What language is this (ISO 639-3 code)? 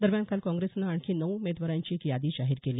mar